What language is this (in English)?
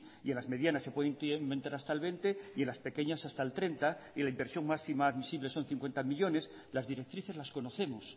Spanish